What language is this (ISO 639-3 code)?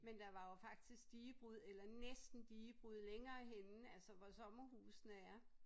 dan